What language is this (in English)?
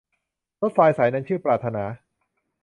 Thai